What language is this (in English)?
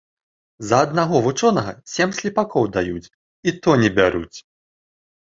Belarusian